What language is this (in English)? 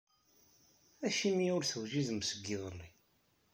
Kabyle